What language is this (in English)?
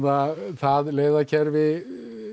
Icelandic